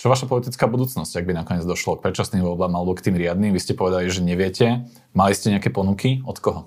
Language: Slovak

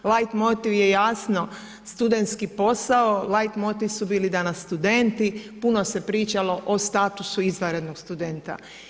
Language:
Croatian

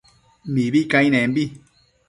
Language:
Matsés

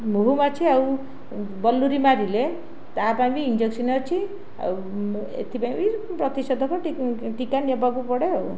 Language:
Odia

